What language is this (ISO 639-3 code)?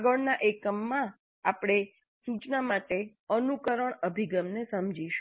guj